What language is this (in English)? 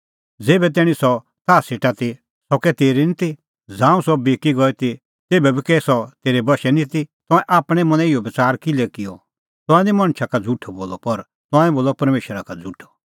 Kullu Pahari